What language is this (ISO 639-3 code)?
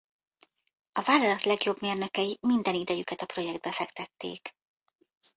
hun